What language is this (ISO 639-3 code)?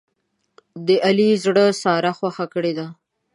pus